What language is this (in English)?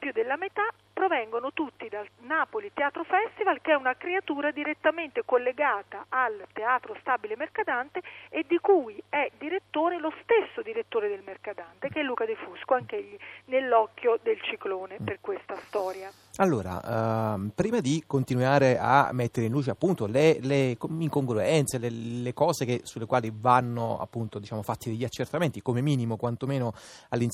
Italian